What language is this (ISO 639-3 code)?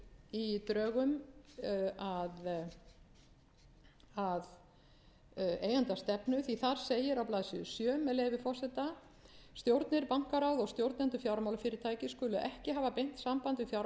isl